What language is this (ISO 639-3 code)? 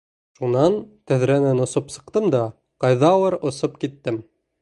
bak